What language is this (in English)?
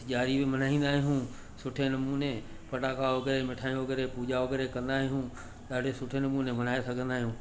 Sindhi